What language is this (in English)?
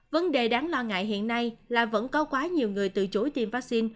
Vietnamese